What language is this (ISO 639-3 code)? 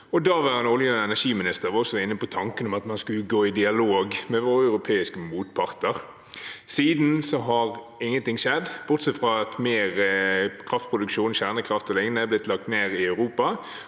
nor